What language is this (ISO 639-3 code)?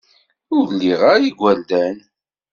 kab